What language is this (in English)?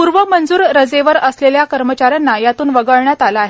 Marathi